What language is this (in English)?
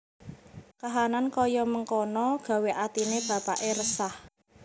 Javanese